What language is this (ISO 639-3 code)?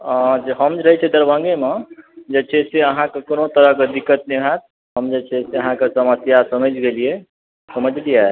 mai